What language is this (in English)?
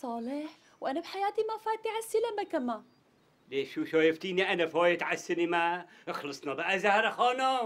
Arabic